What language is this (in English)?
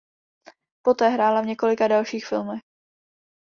Czech